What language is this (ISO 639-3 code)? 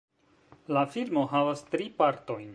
epo